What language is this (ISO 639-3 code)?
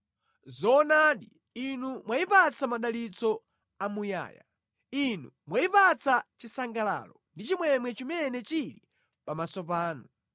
nya